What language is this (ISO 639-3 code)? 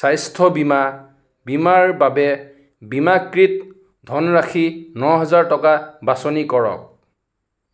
asm